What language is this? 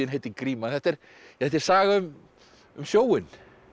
Icelandic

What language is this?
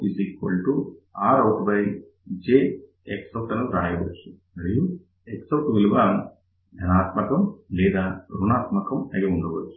Telugu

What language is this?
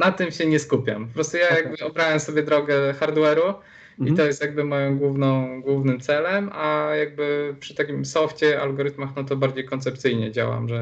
Polish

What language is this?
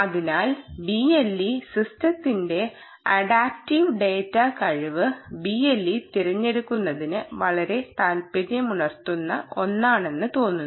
Malayalam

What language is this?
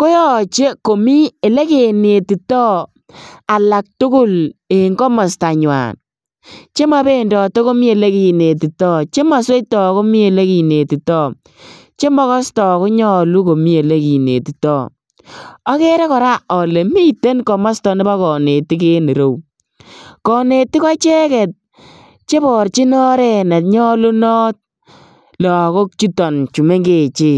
Kalenjin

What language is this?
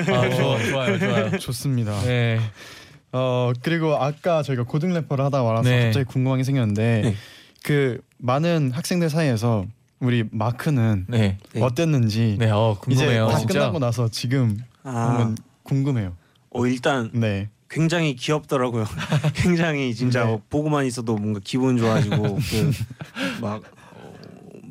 Korean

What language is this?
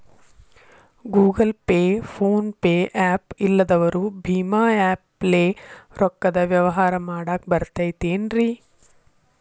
Kannada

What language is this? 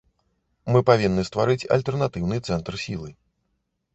Belarusian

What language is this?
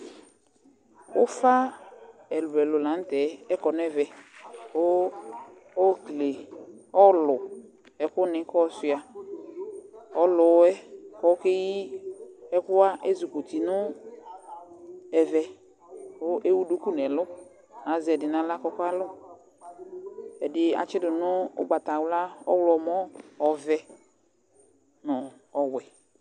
Ikposo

